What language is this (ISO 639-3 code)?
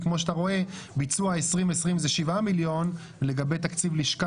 heb